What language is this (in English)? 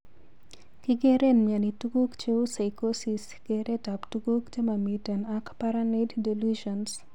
Kalenjin